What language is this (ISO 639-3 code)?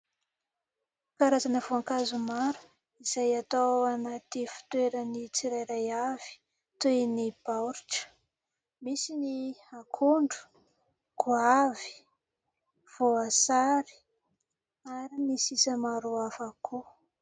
mlg